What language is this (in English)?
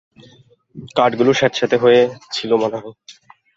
Bangla